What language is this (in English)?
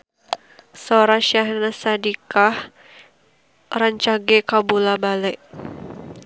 Sundanese